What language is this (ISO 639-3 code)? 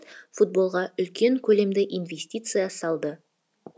kaz